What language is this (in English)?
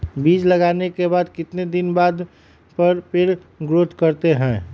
Magahi